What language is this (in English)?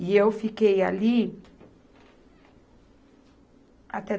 Portuguese